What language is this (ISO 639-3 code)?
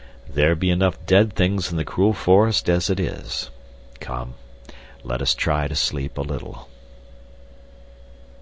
eng